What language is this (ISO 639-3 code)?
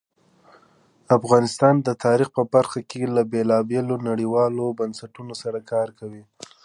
pus